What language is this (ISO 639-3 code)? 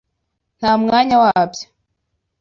kin